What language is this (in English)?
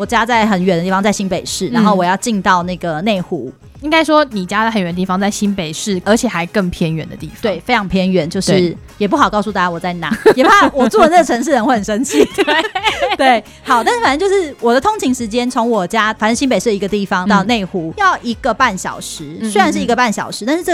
Chinese